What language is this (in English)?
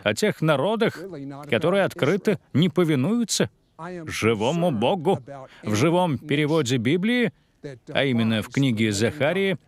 Russian